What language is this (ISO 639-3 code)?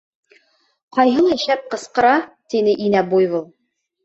bak